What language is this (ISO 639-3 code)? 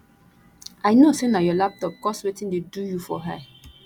pcm